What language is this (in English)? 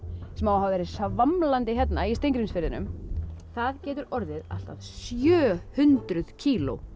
Icelandic